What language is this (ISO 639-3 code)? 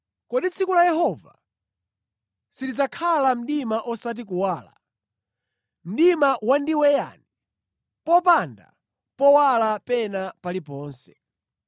nya